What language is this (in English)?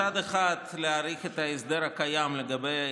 Hebrew